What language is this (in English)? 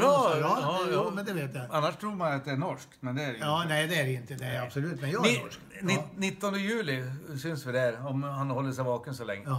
Swedish